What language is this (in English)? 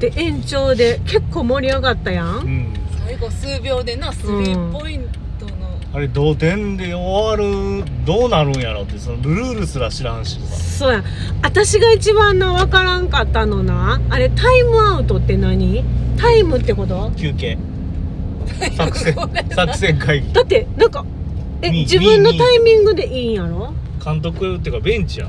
Japanese